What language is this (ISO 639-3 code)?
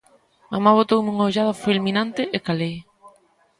glg